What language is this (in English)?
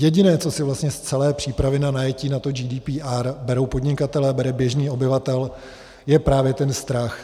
Czech